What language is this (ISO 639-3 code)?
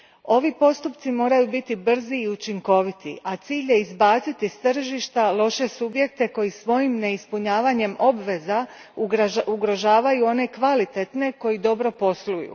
hrv